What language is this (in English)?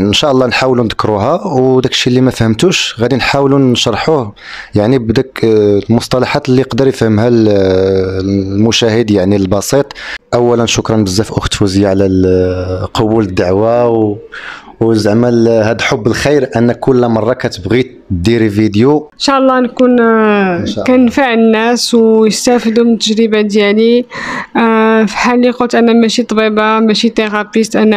Arabic